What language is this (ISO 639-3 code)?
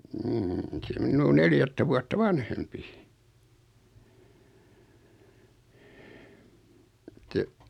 fin